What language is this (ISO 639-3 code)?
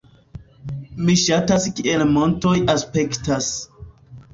epo